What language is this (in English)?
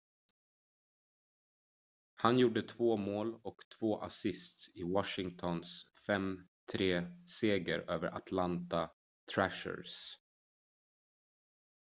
Swedish